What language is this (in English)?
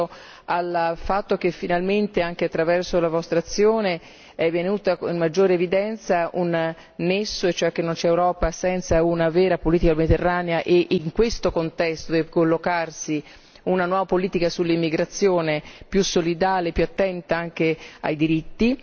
Italian